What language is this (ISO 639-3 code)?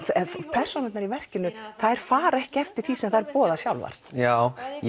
isl